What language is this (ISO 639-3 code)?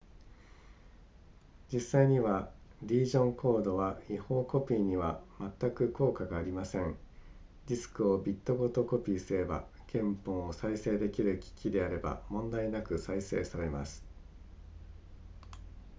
jpn